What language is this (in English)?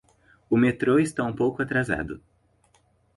Portuguese